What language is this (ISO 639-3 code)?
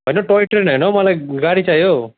nep